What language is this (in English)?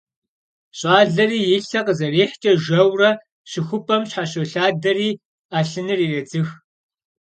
Kabardian